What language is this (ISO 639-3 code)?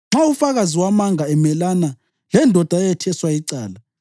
nde